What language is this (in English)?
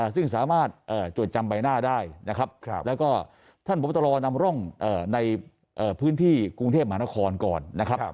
Thai